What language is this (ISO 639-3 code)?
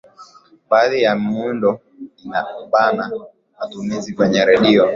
swa